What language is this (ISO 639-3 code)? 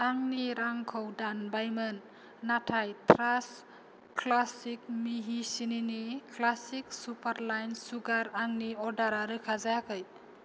brx